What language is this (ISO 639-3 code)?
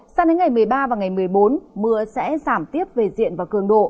vie